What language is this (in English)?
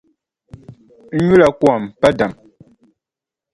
Dagbani